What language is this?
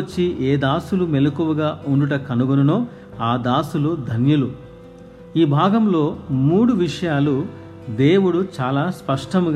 Telugu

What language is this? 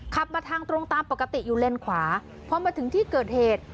Thai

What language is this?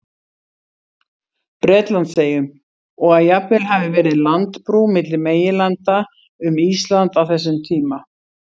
Icelandic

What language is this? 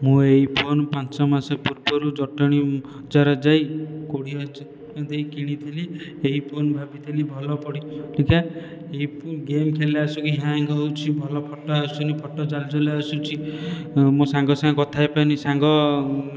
Odia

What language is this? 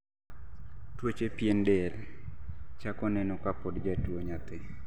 Luo (Kenya and Tanzania)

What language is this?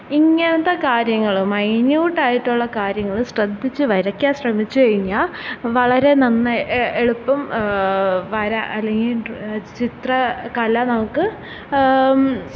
Malayalam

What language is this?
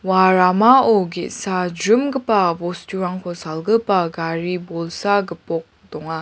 Garo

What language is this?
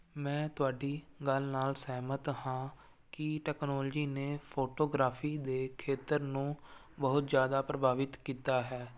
Punjabi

